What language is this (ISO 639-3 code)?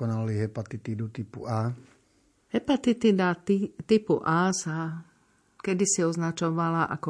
slk